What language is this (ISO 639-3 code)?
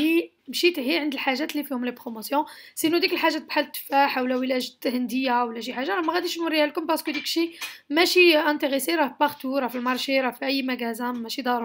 ara